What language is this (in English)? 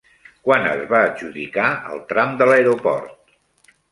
Catalan